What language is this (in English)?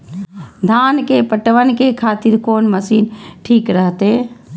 Maithili